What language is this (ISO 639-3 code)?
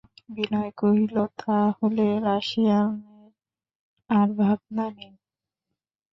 ben